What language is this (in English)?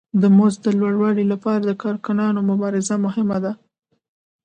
Pashto